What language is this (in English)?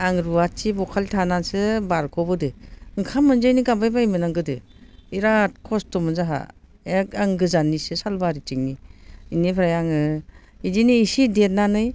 Bodo